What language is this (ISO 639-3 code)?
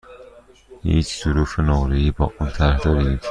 fas